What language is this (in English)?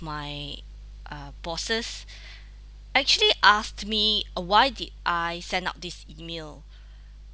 English